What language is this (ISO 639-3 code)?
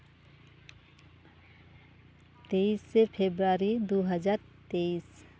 sat